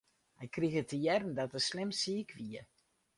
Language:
Western Frisian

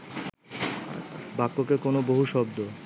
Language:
Bangla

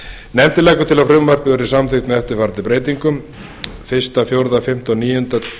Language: Icelandic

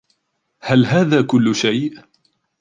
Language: Arabic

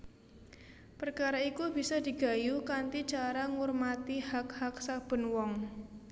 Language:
Javanese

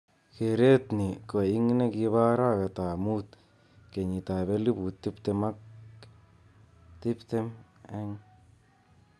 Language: Kalenjin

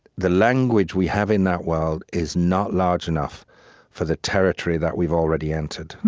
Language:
English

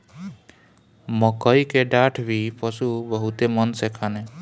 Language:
Bhojpuri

